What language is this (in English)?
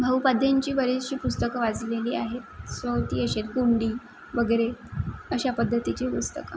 Marathi